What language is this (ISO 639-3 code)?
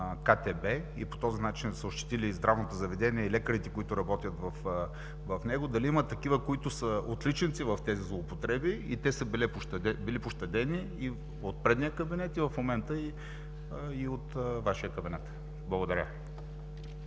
bul